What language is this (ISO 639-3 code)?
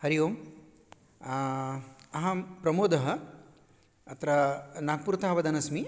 san